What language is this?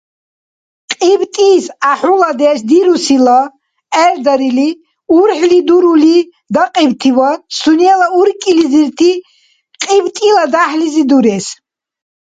Dargwa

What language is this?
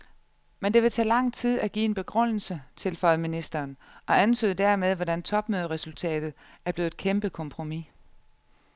Danish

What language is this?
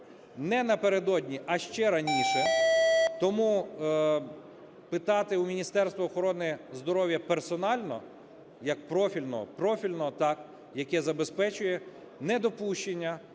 Ukrainian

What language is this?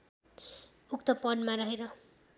Nepali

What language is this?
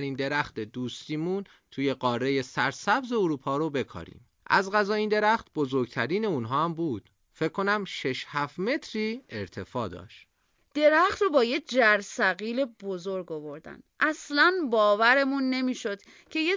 Persian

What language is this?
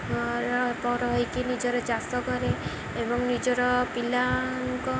Odia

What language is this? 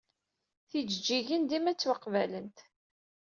Kabyle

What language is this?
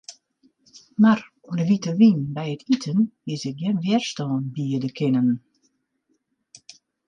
Western Frisian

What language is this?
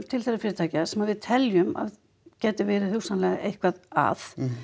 Icelandic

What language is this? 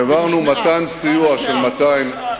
Hebrew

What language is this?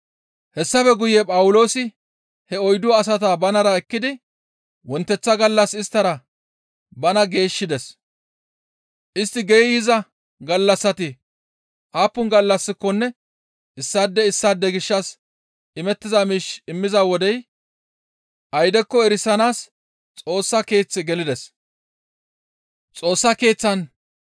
Gamo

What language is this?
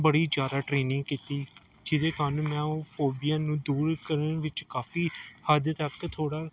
Punjabi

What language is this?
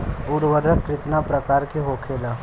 Bhojpuri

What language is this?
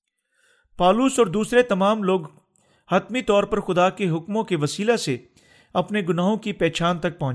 Urdu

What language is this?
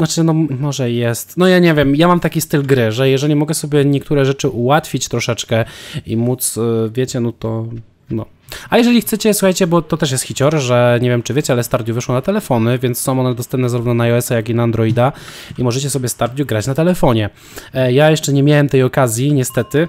Polish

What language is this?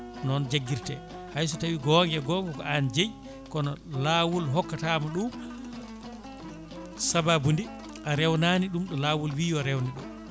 Fula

